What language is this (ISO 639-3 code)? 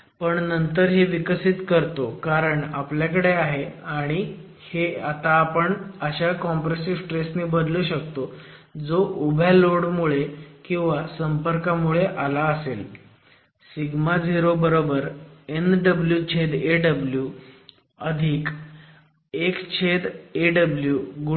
mar